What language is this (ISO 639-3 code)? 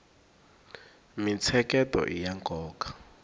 tso